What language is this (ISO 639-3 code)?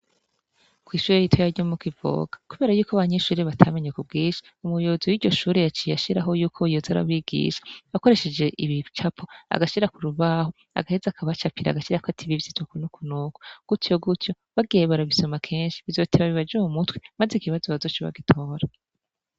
run